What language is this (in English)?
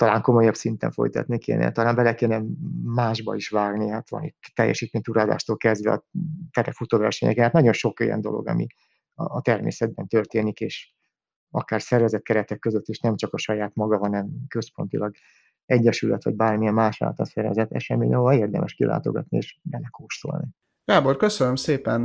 Hungarian